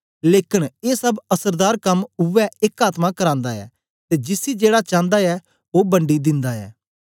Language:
Dogri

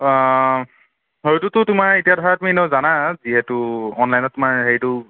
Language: Assamese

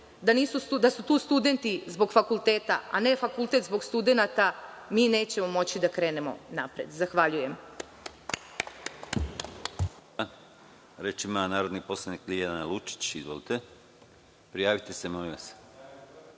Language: Serbian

